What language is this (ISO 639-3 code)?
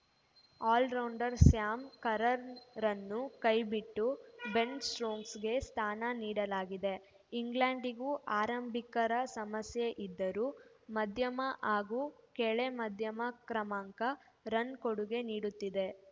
kan